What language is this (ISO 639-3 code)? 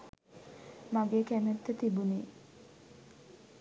sin